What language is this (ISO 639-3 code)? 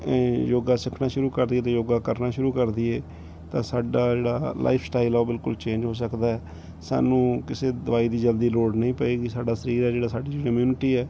pan